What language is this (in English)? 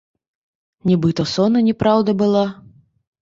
Belarusian